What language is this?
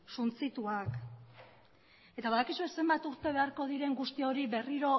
Basque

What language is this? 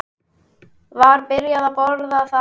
Icelandic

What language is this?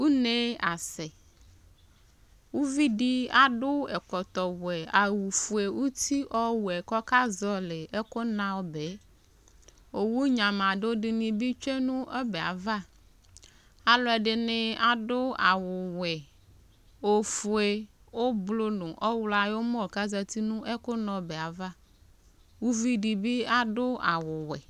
Ikposo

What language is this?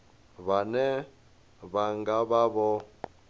Venda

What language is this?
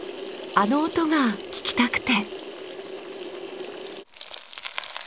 Japanese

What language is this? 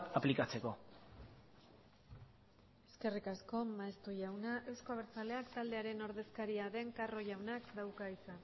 Basque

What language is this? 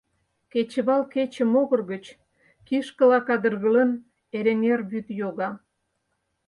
Mari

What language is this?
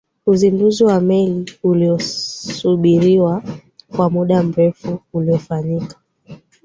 Swahili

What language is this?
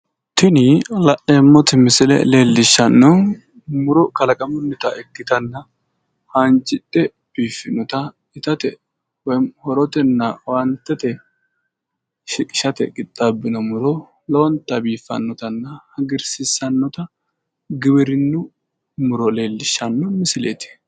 Sidamo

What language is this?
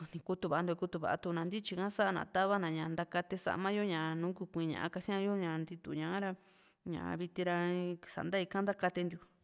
Juxtlahuaca Mixtec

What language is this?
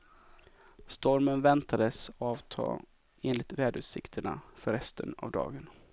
Swedish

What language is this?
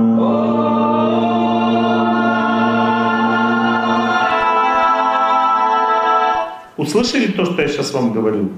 Russian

